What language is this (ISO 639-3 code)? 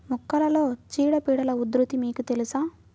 tel